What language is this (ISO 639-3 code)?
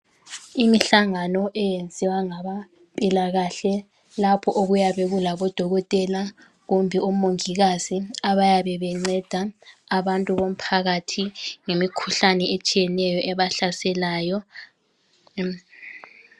nde